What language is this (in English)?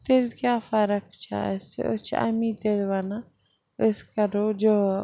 Kashmiri